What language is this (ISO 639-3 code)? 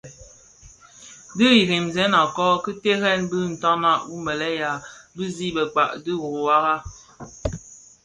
ksf